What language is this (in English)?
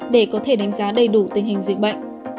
Vietnamese